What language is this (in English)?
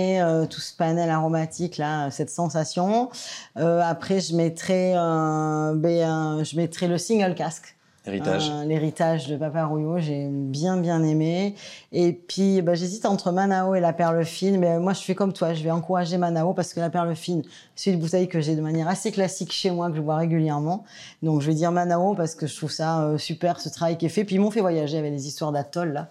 French